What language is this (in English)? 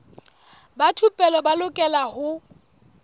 Southern Sotho